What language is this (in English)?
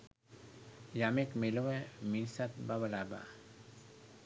Sinhala